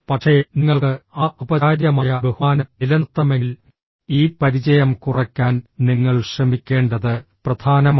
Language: Malayalam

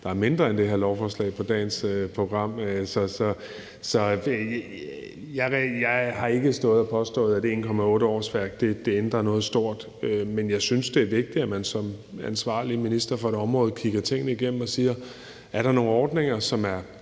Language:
Danish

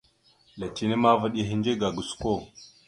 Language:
Mada (Cameroon)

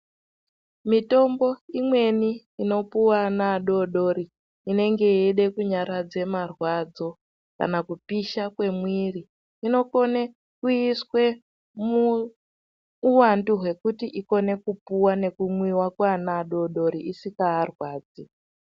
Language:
Ndau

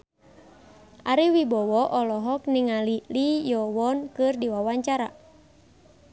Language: Sundanese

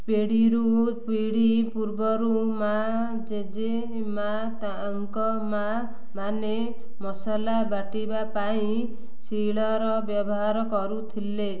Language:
Odia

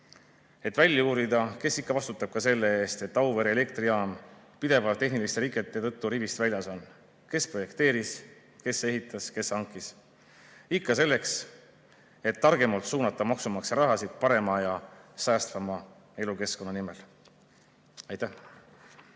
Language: Estonian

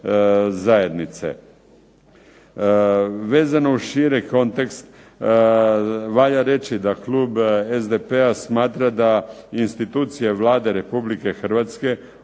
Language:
Croatian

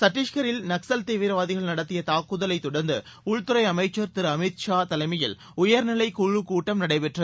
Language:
Tamil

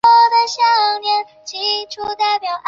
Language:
Chinese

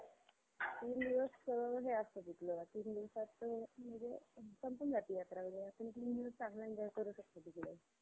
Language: Marathi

